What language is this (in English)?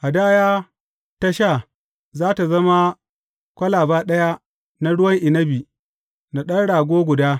Hausa